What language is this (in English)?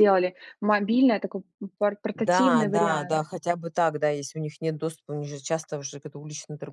Russian